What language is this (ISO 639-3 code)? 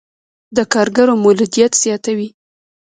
pus